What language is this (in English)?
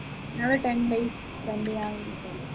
Malayalam